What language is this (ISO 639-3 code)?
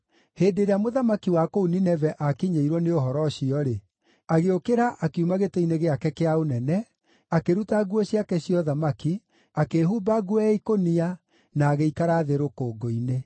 kik